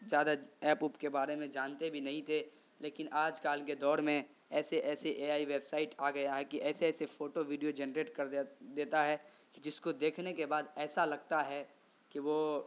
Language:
Urdu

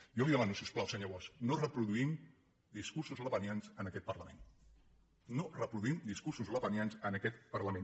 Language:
Catalan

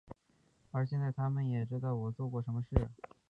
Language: Chinese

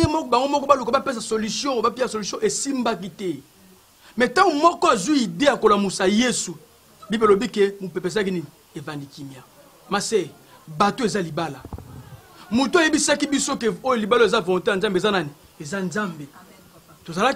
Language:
French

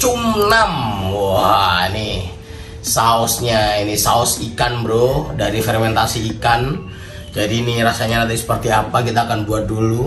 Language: Indonesian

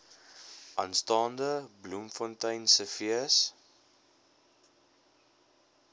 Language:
Afrikaans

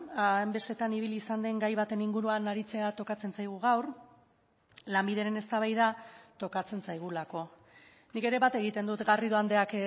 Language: Basque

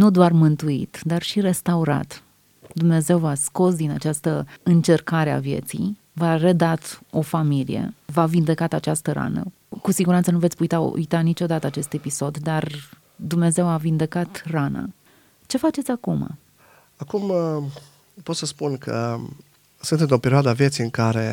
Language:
Romanian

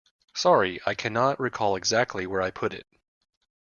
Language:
English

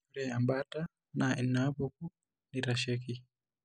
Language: Masai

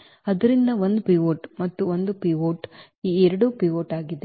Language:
Kannada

